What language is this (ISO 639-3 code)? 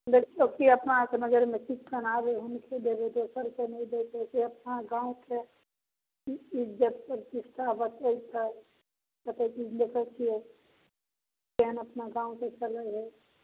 mai